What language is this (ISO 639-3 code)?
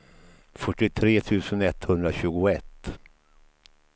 swe